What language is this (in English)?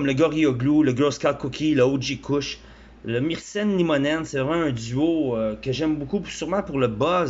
French